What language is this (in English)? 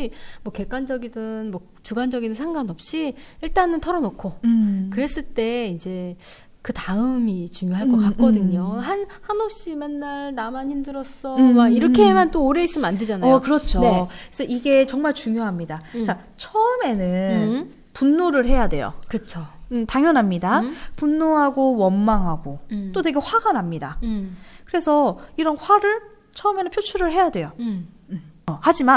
Korean